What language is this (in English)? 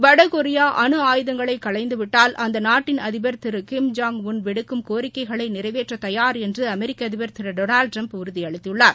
Tamil